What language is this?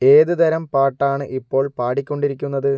Malayalam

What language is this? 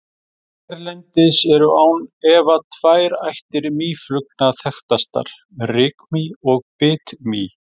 Icelandic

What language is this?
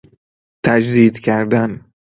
Persian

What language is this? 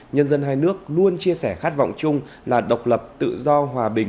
Vietnamese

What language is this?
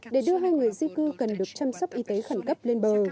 Vietnamese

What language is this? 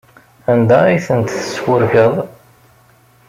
Kabyle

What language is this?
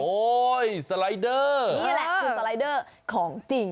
Thai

